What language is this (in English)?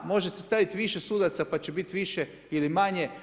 Croatian